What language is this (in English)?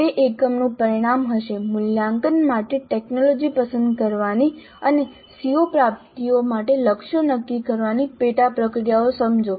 Gujarati